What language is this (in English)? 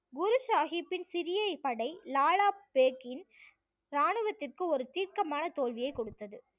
Tamil